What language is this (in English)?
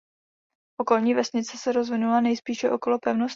Czech